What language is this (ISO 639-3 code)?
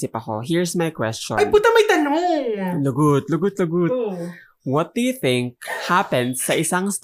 fil